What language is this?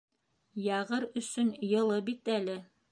Bashkir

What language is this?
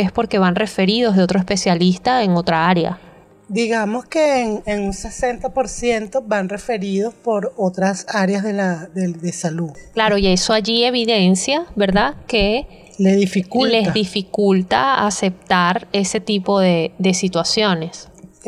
Spanish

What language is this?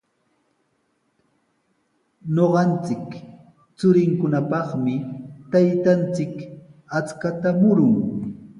Sihuas Ancash Quechua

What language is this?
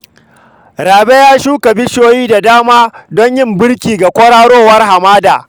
Hausa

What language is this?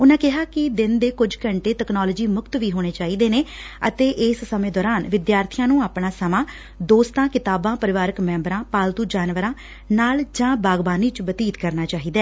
Punjabi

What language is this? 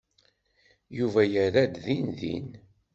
Kabyle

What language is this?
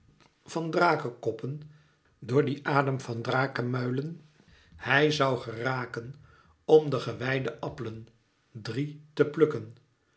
Dutch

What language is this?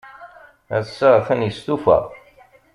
Kabyle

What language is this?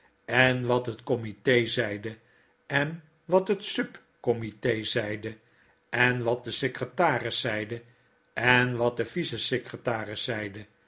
Dutch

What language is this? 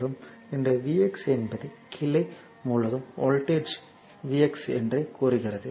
Tamil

